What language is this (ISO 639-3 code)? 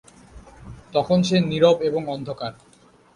ben